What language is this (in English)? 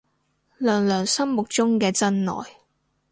Cantonese